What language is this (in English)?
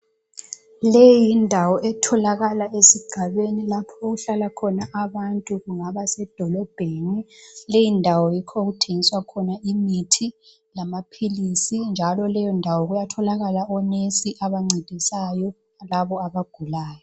North Ndebele